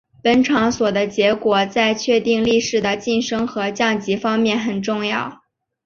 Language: Chinese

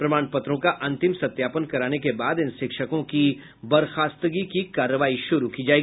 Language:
Hindi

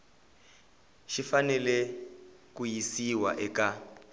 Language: Tsonga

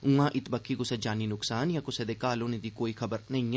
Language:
Dogri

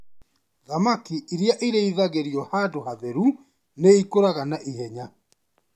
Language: Kikuyu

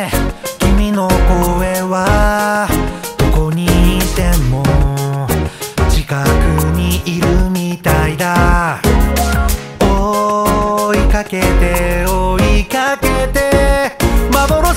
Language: Korean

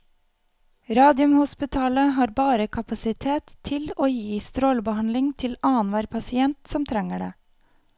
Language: Norwegian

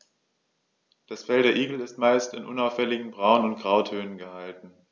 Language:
German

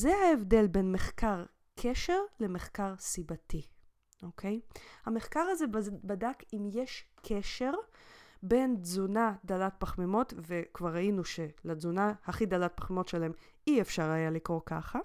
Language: Hebrew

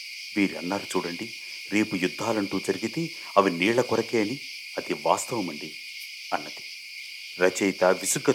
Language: Telugu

